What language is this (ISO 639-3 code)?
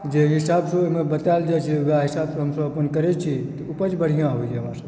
mai